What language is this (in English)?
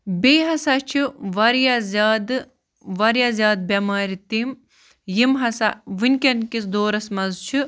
Kashmiri